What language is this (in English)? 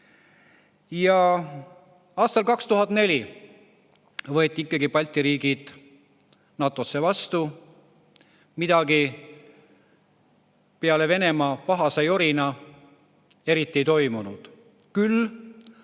Estonian